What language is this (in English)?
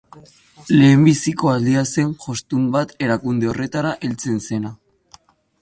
Basque